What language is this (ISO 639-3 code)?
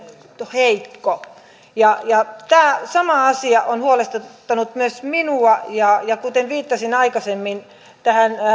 fin